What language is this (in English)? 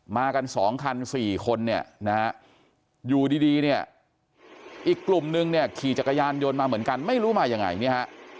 Thai